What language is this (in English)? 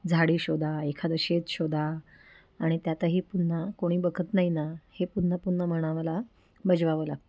Marathi